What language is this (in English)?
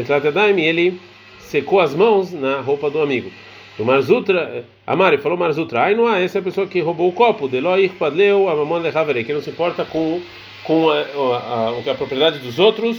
Portuguese